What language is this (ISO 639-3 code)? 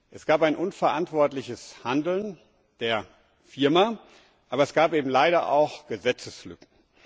deu